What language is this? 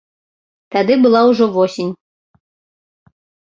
Belarusian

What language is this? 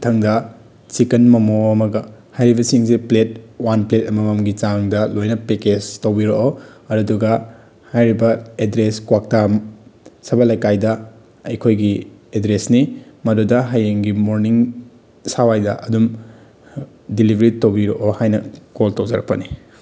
Manipuri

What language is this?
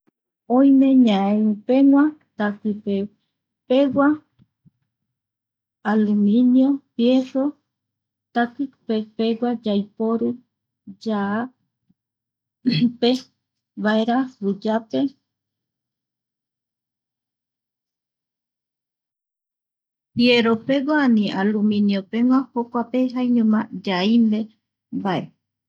Eastern Bolivian Guaraní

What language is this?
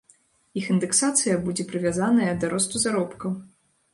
Belarusian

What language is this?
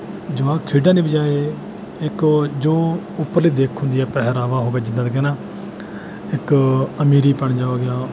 Punjabi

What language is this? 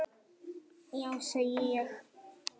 Icelandic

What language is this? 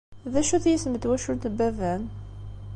Kabyle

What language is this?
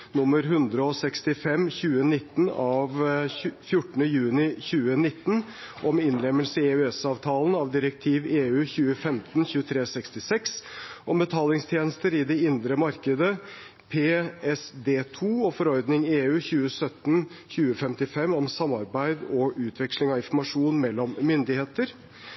Norwegian Bokmål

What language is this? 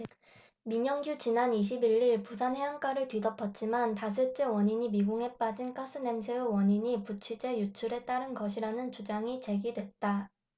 Korean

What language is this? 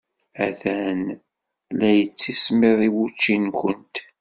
Kabyle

